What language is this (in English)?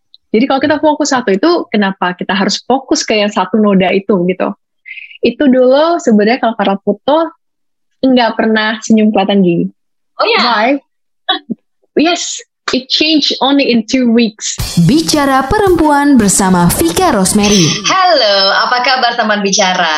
Indonesian